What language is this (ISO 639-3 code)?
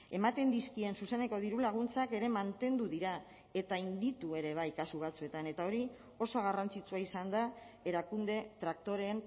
eus